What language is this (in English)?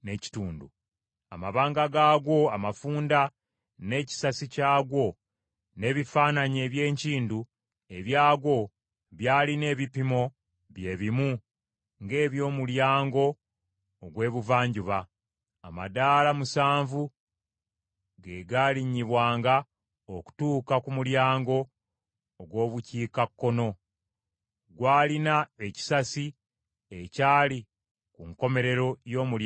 Ganda